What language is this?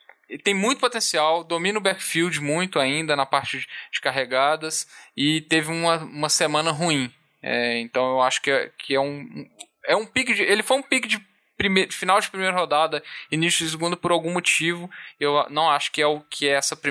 Portuguese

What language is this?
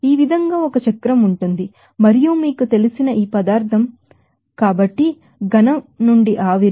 Telugu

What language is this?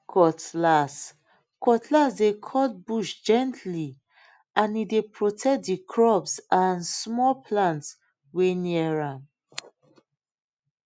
Nigerian Pidgin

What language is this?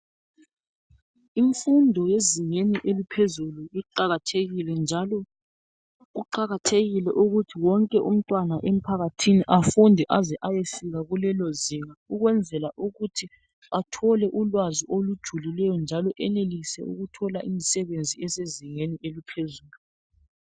North Ndebele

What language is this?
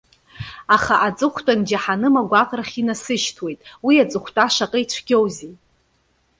Abkhazian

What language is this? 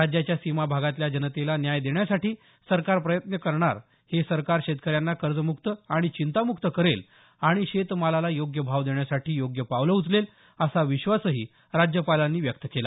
Marathi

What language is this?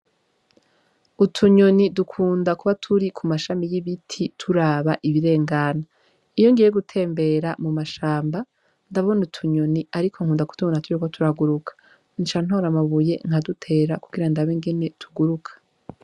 Rundi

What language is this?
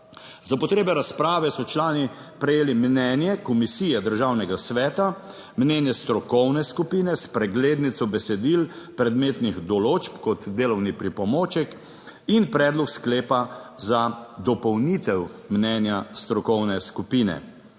Slovenian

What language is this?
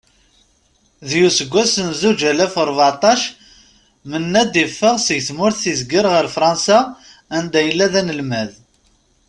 Kabyle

